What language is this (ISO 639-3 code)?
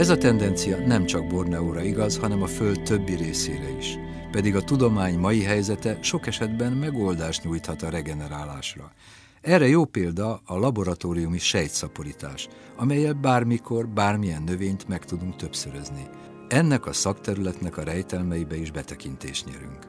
hun